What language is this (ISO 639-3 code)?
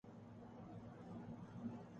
urd